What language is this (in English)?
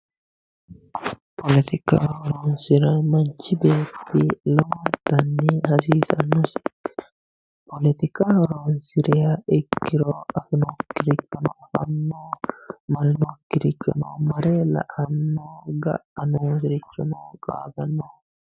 Sidamo